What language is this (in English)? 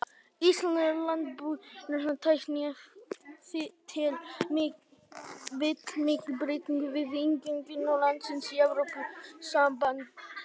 Icelandic